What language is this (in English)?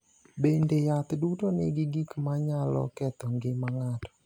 Luo (Kenya and Tanzania)